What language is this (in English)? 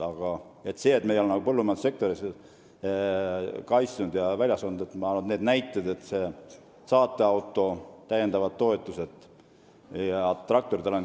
Estonian